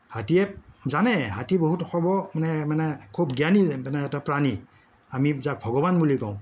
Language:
Assamese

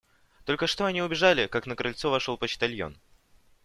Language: Russian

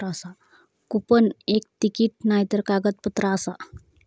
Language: Marathi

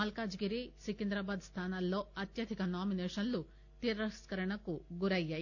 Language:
Telugu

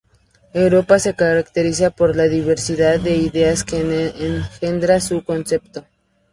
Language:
Spanish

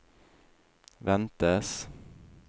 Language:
Norwegian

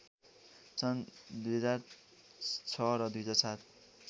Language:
Nepali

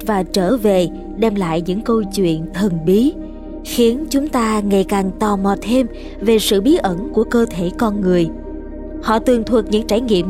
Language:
Vietnamese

